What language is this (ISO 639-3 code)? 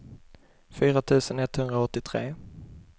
swe